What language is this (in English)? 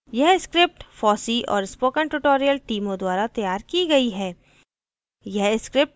Hindi